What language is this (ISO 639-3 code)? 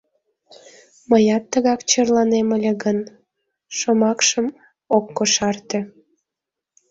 chm